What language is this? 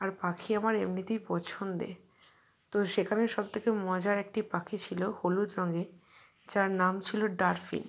Bangla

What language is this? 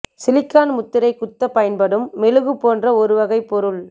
Tamil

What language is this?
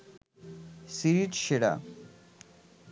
Bangla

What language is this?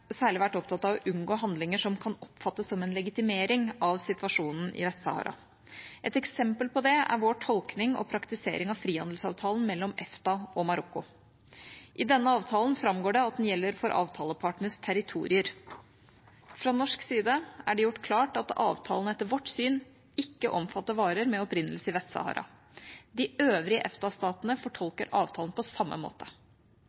Norwegian Bokmål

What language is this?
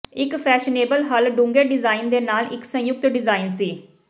Punjabi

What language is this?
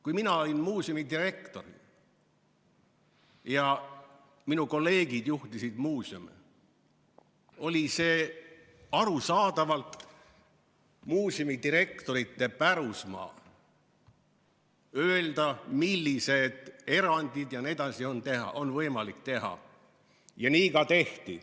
Estonian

